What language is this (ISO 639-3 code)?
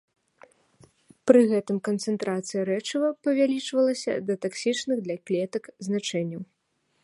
bel